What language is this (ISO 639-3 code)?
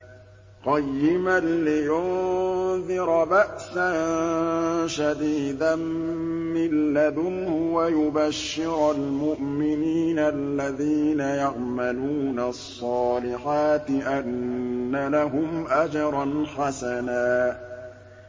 ara